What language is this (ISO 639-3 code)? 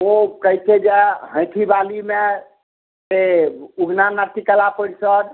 mai